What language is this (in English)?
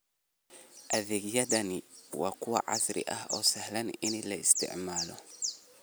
Somali